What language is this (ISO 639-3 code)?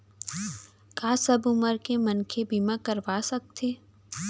hne